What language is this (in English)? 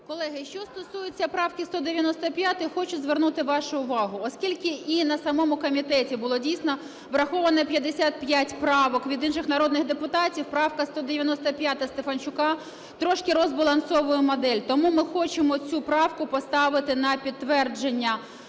Ukrainian